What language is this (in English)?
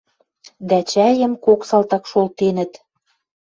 Western Mari